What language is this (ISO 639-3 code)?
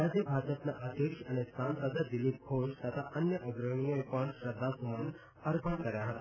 guj